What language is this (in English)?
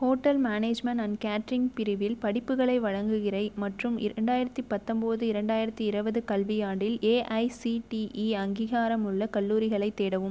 Tamil